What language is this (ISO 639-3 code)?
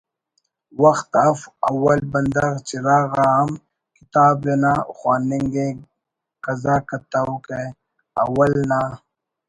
brh